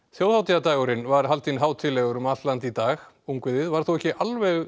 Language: Icelandic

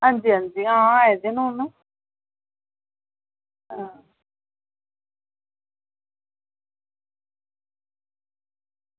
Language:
Dogri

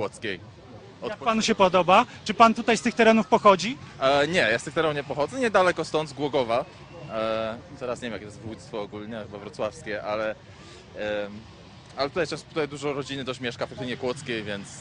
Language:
Polish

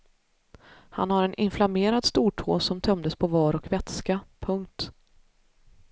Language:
Swedish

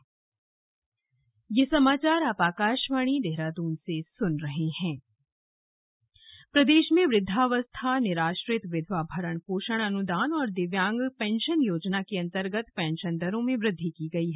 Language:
Hindi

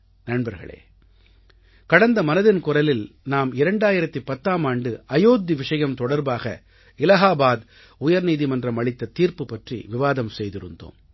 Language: Tamil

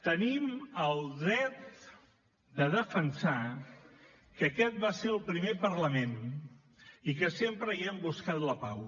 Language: Catalan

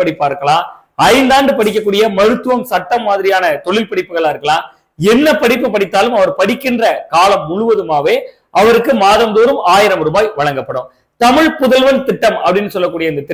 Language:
Tamil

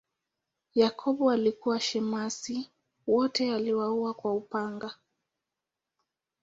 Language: Swahili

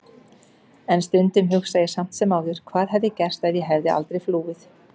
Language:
Icelandic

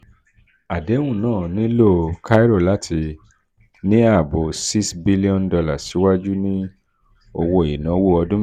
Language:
Yoruba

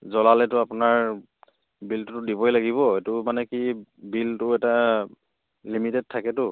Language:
Assamese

